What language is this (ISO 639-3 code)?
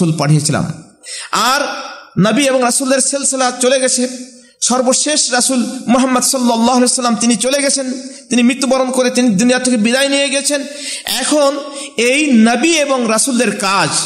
ben